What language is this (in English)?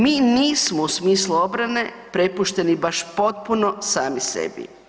Croatian